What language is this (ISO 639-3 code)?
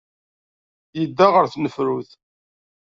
kab